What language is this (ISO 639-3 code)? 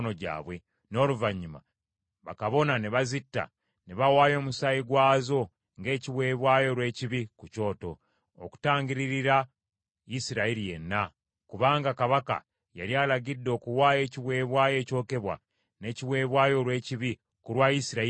lug